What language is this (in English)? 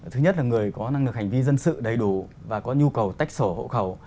Vietnamese